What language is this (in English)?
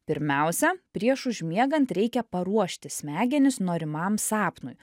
Lithuanian